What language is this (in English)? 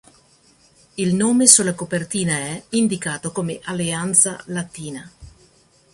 Italian